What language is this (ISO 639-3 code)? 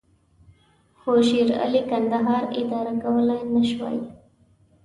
pus